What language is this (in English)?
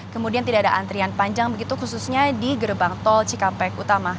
Indonesian